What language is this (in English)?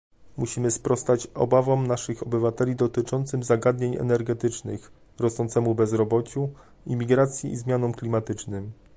Polish